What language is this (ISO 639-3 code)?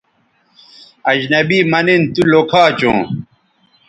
btv